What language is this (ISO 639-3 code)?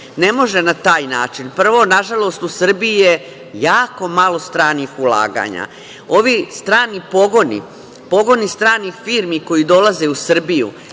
srp